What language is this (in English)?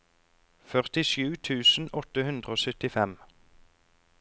Norwegian